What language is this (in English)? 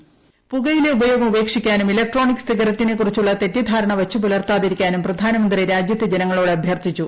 Malayalam